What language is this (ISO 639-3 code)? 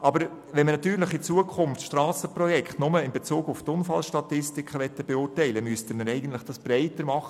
gsw